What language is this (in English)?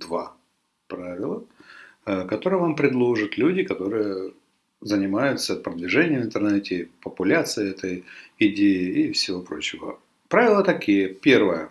Russian